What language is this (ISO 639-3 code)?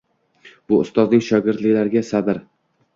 uzb